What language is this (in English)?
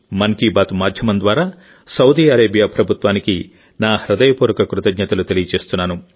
Telugu